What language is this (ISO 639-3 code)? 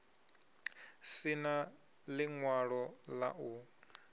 ven